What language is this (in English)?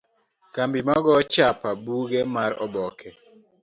Luo (Kenya and Tanzania)